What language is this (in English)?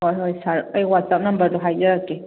Manipuri